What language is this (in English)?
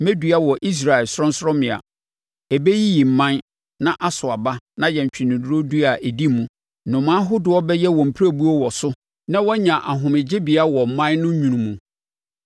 Akan